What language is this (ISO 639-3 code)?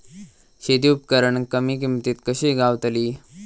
mar